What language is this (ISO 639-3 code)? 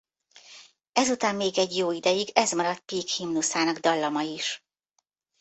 hun